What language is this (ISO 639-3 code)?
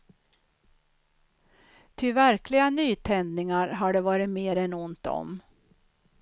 swe